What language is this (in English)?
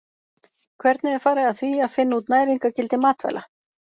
Icelandic